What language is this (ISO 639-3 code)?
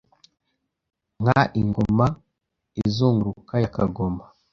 kin